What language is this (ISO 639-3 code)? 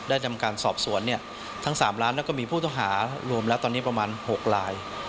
tha